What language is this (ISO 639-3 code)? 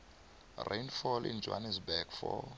nbl